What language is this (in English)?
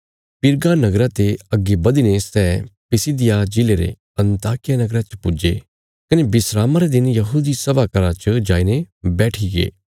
Bilaspuri